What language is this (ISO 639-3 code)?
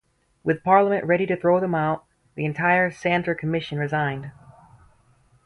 eng